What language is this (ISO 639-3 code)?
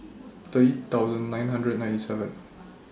eng